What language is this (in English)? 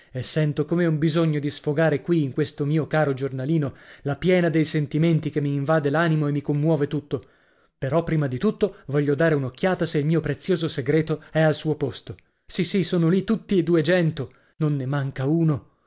Italian